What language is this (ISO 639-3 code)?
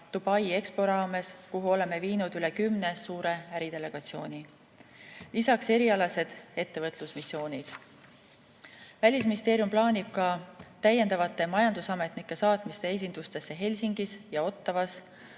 est